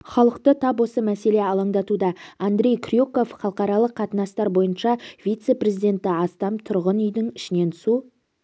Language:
Kazakh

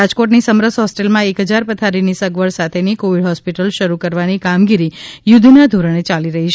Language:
Gujarati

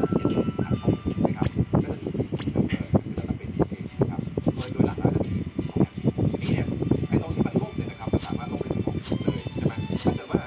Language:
Thai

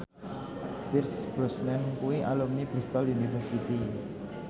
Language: Javanese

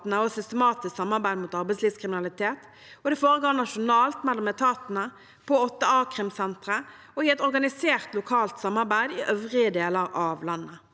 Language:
Norwegian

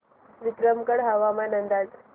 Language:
Marathi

